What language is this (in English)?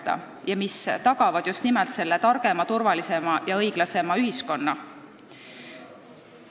Estonian